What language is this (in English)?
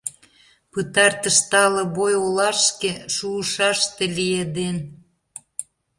Mari